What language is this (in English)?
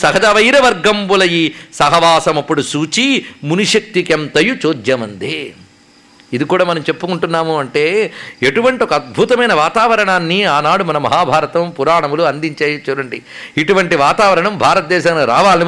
Telugu